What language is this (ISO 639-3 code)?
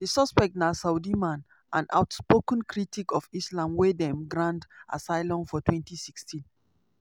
pcm